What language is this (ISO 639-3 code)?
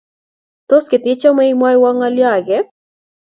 kln